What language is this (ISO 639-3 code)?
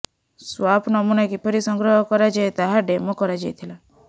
ori